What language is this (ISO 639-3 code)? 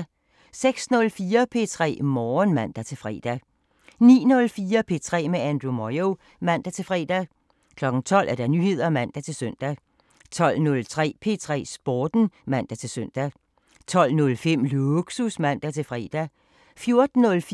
dan